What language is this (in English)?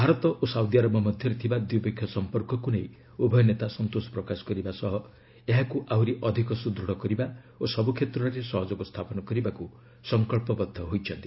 Odia